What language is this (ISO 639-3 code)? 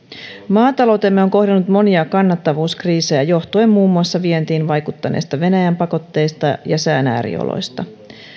fin